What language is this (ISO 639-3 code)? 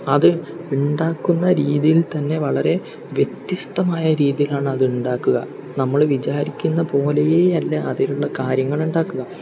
mal